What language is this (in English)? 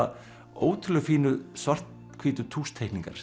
Icelandic